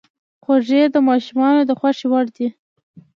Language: Pashto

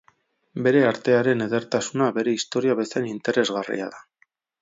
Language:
Basque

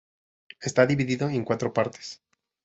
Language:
Spanish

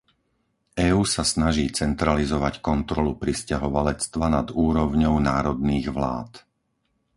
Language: Slovak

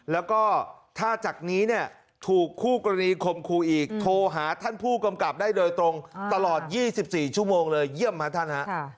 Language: Thai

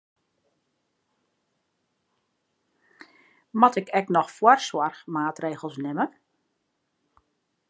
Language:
Western Frisian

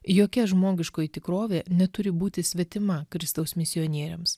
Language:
Lithuanian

